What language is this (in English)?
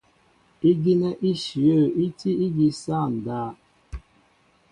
Mbo (Cameroon)